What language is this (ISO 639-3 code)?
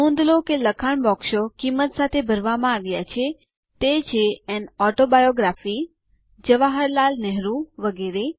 guj